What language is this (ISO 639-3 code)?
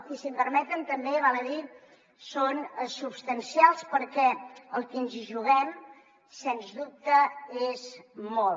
cat